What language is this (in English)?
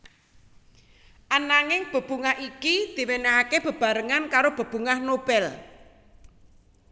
Javanese